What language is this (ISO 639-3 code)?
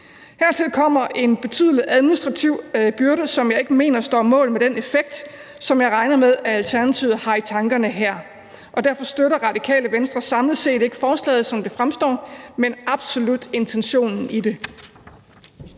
dan